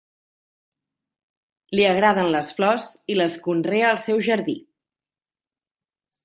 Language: Catalan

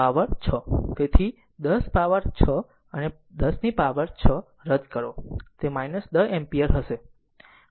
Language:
Gujarati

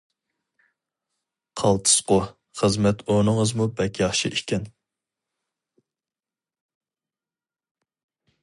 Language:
Uyghur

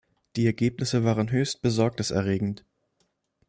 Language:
German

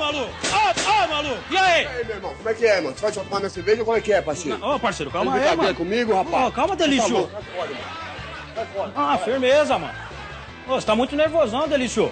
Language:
Portuguese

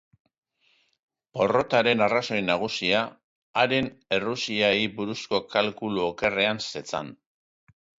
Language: Basque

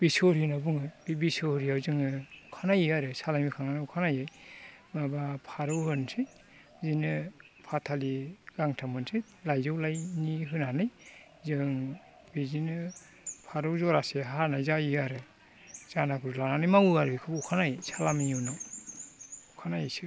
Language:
Bodo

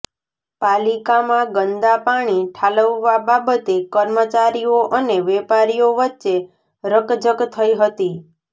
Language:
Gujarati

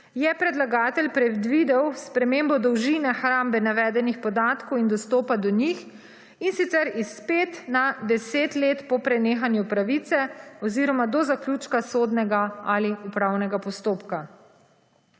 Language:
Slovenian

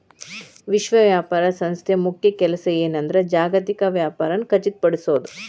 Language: Kannada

